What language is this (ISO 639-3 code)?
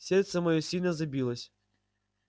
rus